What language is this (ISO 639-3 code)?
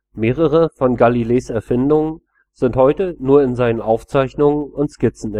deu